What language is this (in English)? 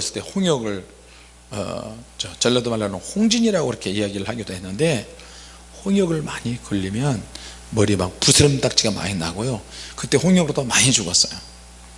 Korean